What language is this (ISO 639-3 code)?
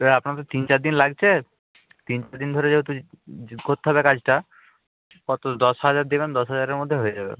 ben